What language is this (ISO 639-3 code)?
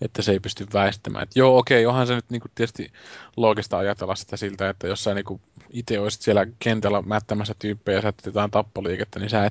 fin